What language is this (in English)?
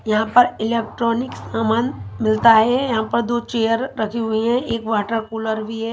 Hindi